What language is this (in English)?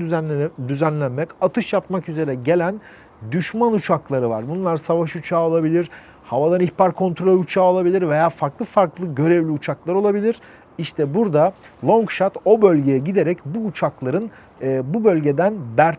Turkish